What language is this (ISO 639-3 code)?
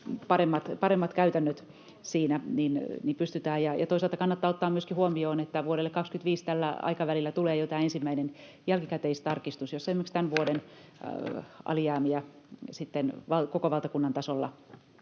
fin